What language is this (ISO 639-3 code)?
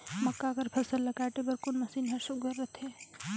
hne